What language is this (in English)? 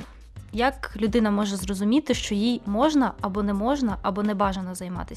Ukrainian